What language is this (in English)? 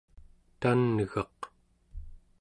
Central Yupik